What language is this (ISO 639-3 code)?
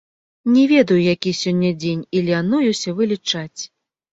bel